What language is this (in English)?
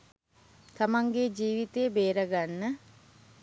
Sinhala